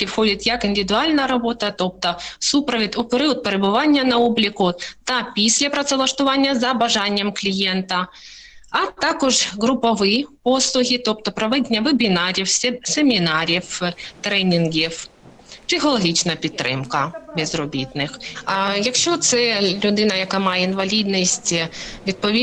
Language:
Ukrainian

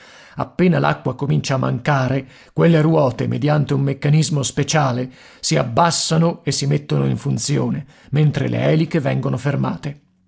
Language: Italian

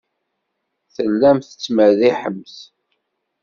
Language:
Kabyle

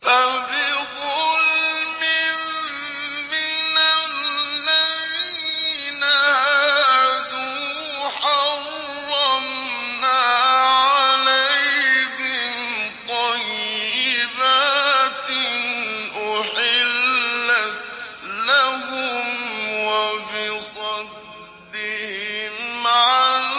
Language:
Arabic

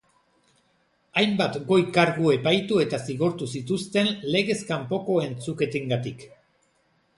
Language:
Basque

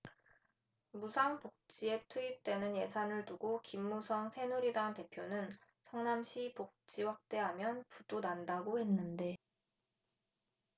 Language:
Korean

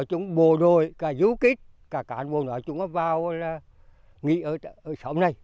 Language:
Vietnamese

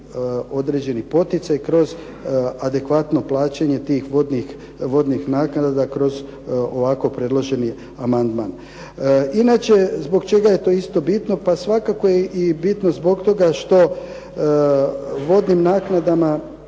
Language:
Croatian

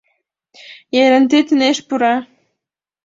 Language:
Mari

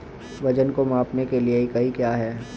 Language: Hindi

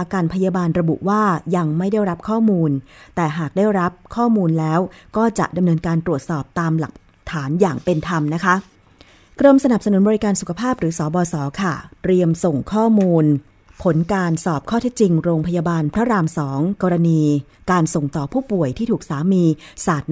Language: Thai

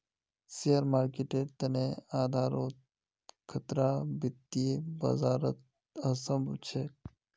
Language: Magahi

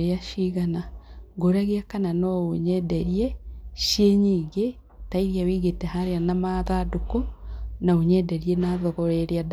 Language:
Kikuyu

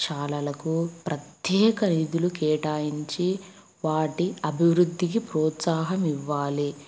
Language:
Telugu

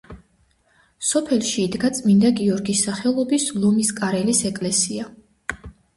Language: Georgian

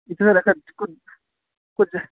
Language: Urdu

